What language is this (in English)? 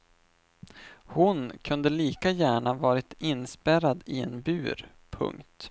Swedish